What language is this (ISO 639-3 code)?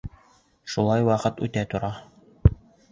bak